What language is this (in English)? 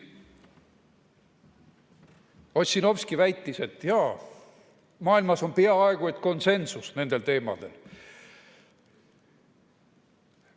Estonian